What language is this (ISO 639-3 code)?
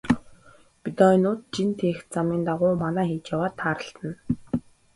mon